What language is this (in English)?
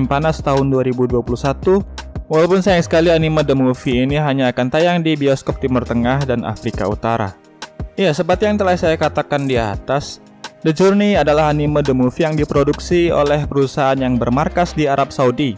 Indonesian